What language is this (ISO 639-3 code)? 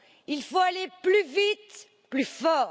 fra